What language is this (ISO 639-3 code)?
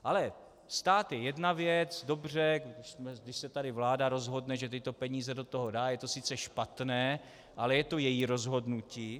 ces